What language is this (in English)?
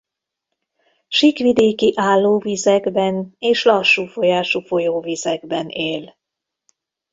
Hungarian